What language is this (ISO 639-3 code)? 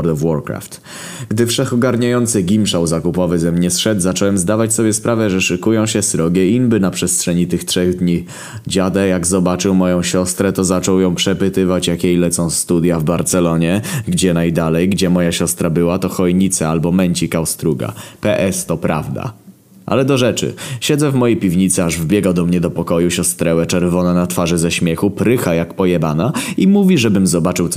pol